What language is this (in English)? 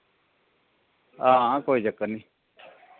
Dogri